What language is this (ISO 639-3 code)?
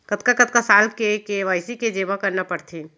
hne